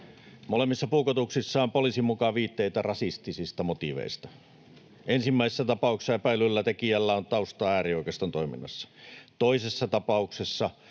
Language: Finnish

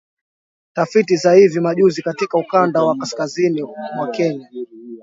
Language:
Swahili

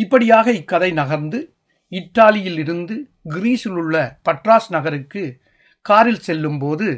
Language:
Tamil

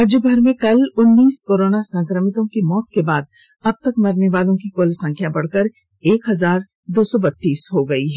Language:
Hindi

